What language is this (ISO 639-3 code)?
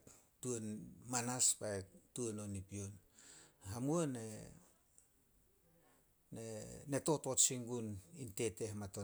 sol